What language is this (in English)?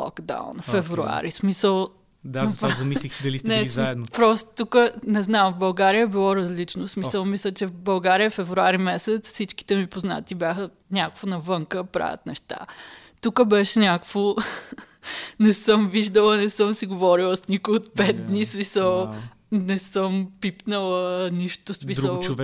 Bulgarian